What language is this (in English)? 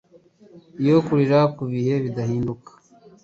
Kinyarwanda